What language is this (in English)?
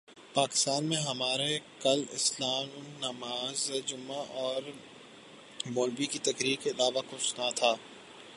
Urdu